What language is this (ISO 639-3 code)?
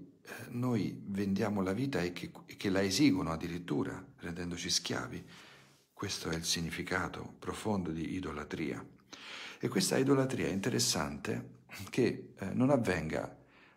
ita